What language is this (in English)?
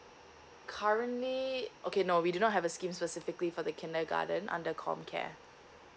English